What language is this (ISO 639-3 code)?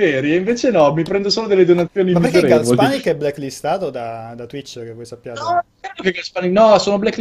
ita